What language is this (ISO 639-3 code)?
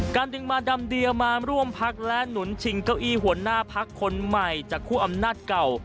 tha